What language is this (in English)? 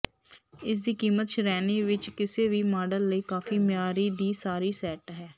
Punjabi